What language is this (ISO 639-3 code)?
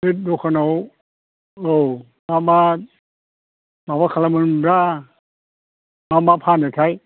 brx